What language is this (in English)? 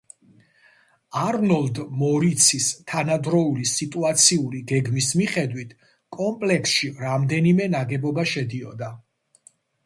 Georgian